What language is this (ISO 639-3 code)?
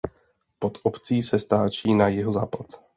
ces